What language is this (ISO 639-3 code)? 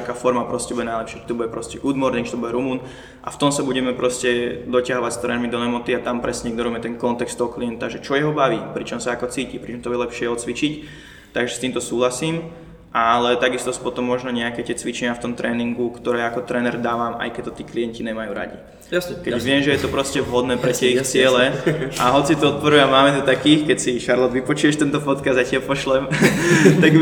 slk